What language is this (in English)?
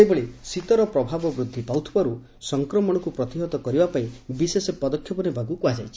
Odia